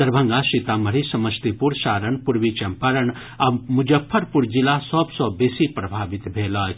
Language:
Maithili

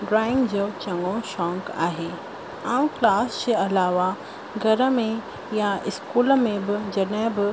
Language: Sindhi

